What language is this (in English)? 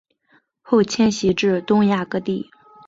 Chinese